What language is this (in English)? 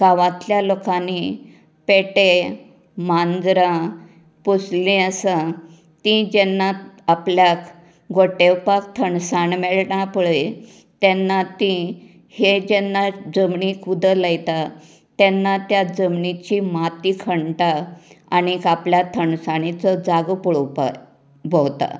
Konkani